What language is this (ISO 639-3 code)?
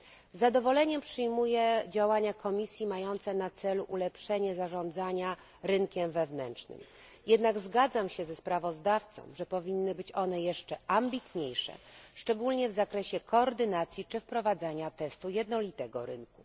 pol